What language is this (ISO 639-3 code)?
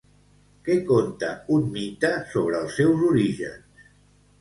cat